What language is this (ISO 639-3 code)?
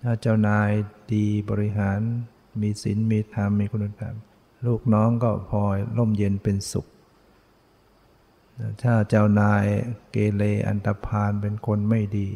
tha